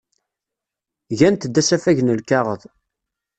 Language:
Kabyle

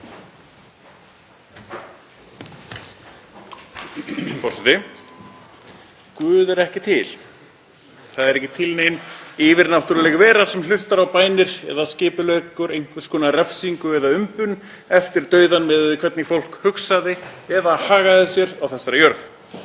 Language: Icelandic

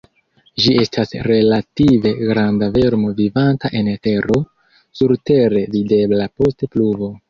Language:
Esperanto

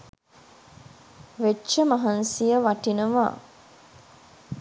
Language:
Sinhala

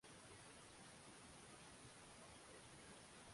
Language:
Swahili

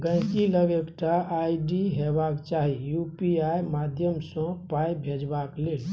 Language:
Maithili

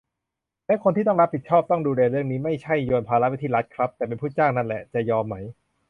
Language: Thai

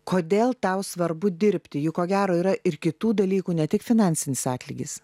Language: Lithuanian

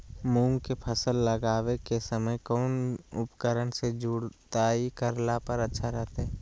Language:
Magahi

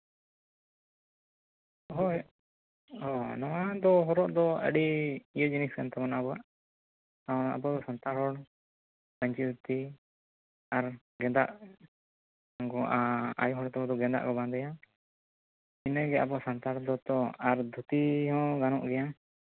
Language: Santali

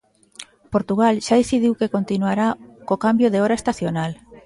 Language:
Galician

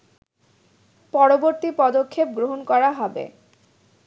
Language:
Bangla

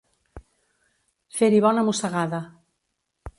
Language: Catalan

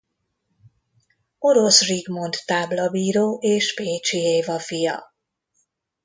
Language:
Hungarian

